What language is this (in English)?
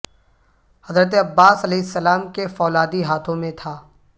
Urdu